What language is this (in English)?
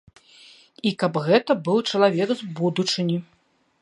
Belarusian